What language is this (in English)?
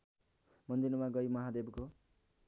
Nepali